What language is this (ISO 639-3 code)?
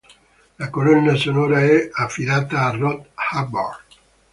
ita